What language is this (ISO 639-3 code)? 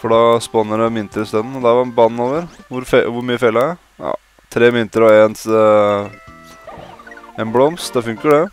nor